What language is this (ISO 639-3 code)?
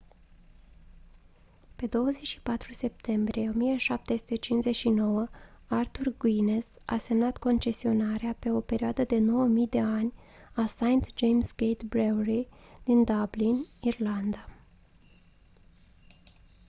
ron